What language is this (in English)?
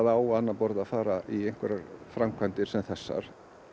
Icelandic